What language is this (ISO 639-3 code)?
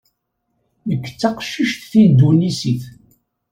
kab